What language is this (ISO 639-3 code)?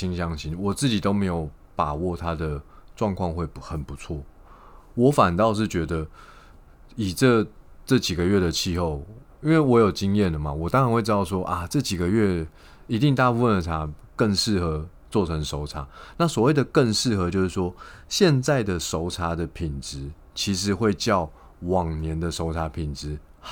zho